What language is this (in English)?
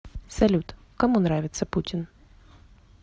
Russian